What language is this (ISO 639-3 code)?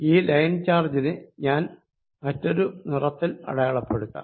mal